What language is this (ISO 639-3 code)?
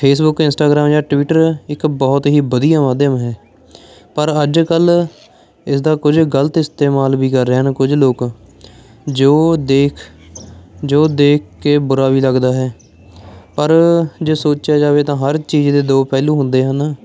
pan